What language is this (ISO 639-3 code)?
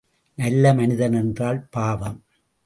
tam